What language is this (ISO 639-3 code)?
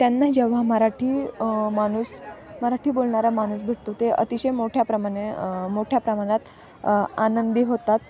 mar